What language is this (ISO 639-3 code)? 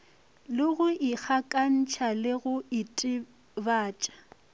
nso